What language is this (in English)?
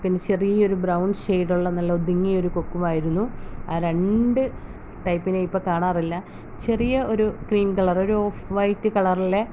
Malayalam